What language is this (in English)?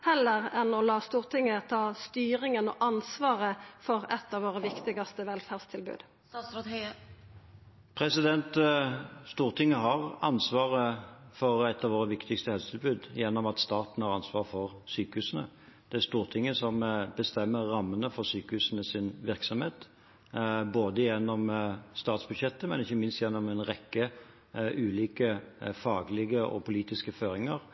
Norwegian